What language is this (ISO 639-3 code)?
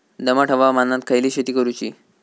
mar